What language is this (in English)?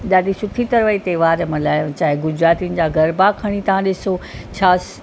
Sindhi